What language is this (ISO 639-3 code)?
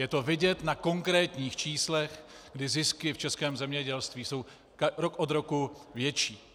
ces